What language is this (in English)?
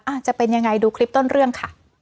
Thai